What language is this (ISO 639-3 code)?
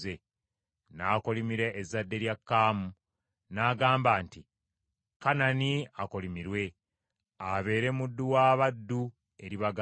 lug